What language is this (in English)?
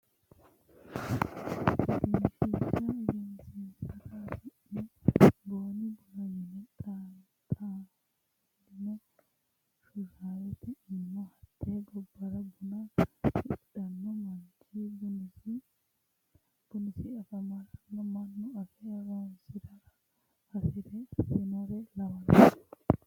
Sidamo